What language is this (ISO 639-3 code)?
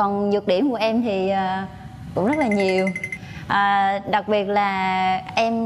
vie